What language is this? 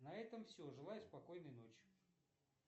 Russian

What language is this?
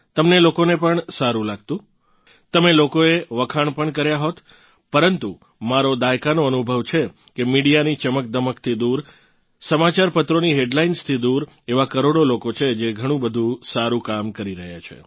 Gujarati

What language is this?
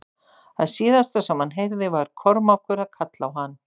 Icelandic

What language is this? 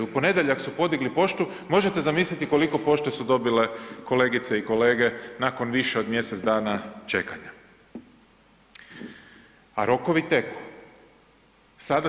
Croatian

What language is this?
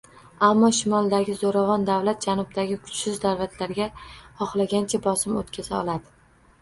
Uzbek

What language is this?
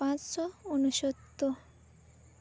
Santali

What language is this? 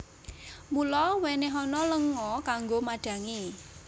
Javanese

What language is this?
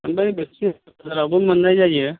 Bodo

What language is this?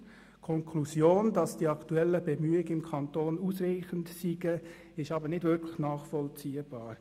Swiss German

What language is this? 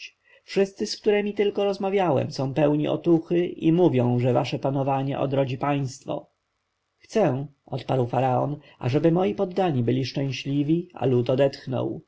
Polish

